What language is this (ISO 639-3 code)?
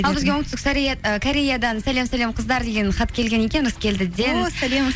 kaz